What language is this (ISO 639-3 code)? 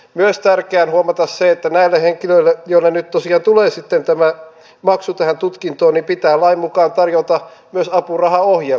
fin